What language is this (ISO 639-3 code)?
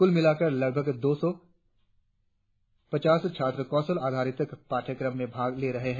hin